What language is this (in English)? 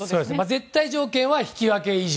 Japanese